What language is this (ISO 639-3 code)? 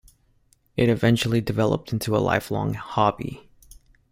eng